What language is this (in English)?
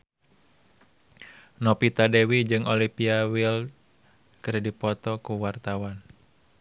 Sundanese